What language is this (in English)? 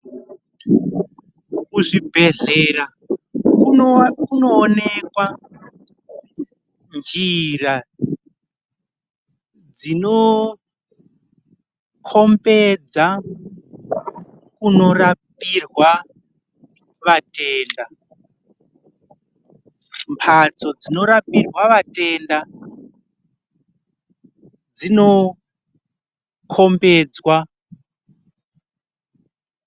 Ndau